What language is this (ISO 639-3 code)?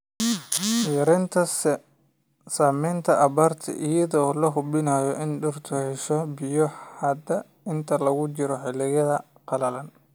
som